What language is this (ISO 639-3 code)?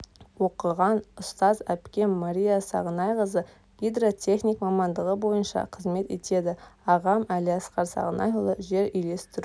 kaz